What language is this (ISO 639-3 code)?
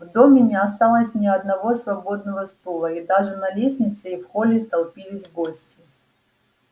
rus